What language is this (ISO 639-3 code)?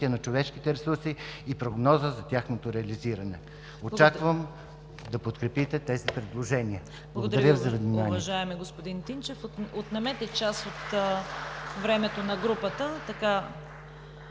bul